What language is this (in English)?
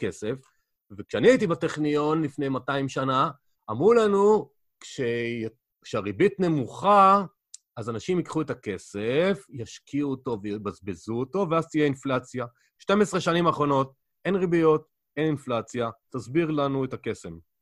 Hebrew